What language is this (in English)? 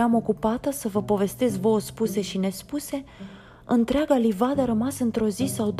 Romanian